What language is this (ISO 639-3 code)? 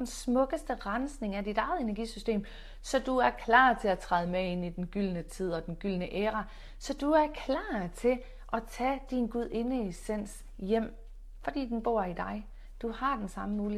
dan